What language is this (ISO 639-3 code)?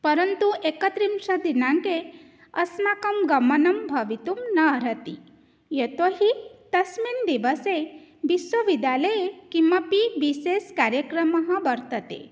san